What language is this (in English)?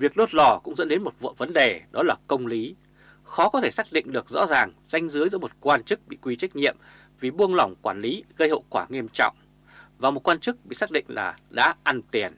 Vietnamese